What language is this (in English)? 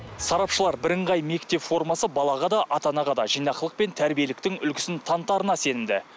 Kazakh